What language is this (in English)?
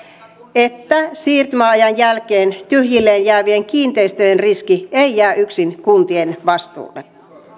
Finnish